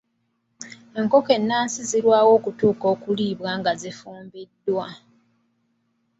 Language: Ganda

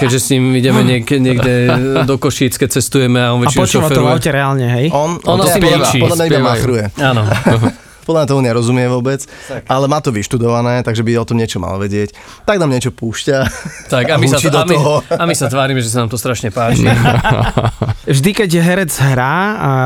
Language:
Slovak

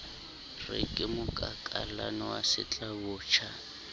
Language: Southern Sotho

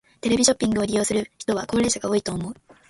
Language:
Japanese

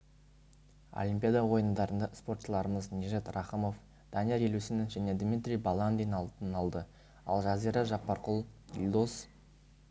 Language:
Kazakh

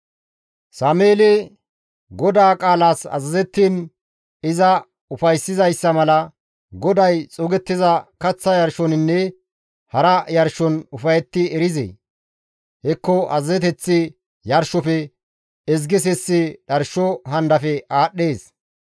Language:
Gamo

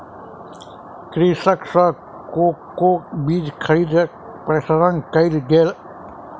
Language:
Maithili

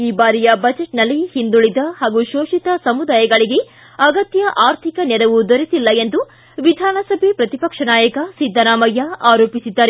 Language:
Kannada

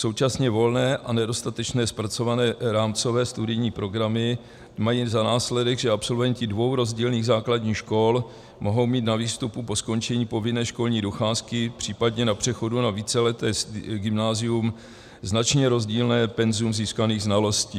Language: Czech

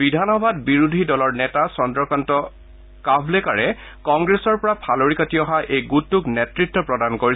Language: Assamese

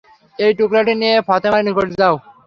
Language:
Bangla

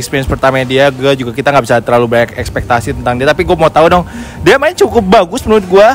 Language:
Indonesian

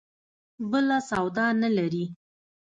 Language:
Pashto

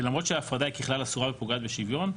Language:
Hebrew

